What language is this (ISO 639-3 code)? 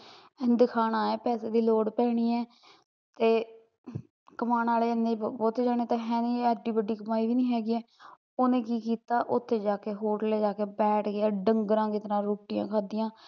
pan